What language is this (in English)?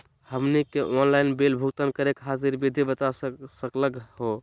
Magahi